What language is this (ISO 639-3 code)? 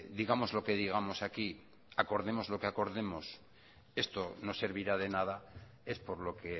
spa